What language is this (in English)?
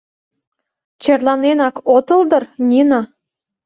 Mari